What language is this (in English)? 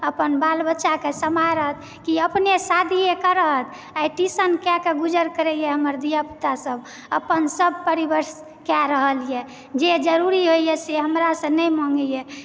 Maithili